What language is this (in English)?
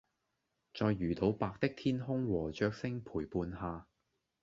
Cantonese